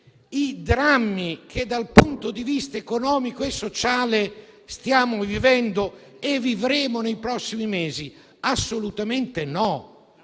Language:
Italian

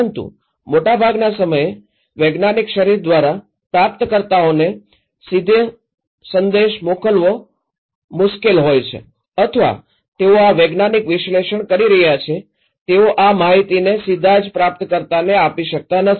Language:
Gujarati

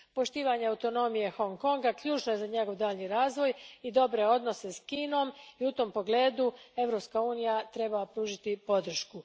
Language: Croatian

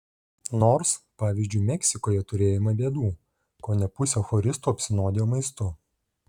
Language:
Lithuanian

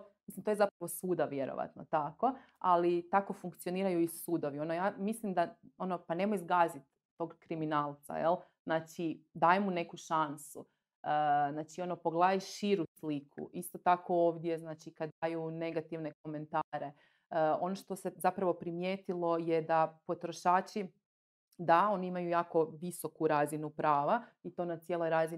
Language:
Croatian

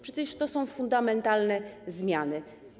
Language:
Polish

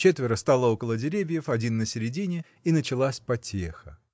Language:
Russian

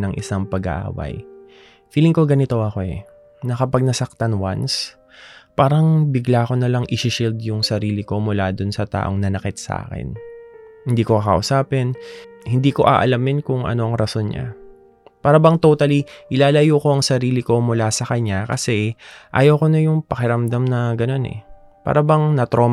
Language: Filipino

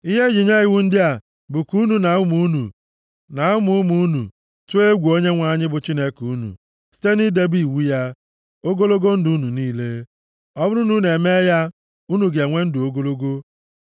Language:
Igbo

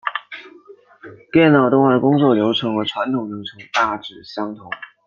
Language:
Chinese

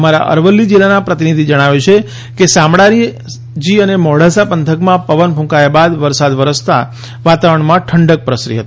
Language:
Gujarati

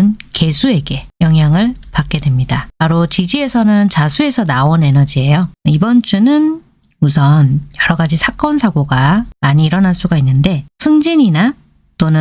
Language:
Korean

